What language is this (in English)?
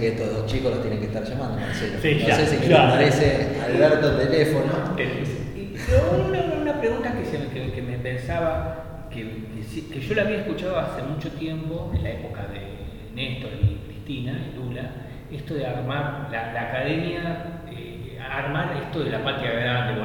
Spanish